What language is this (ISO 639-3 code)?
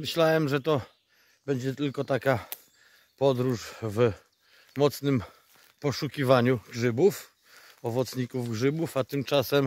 pol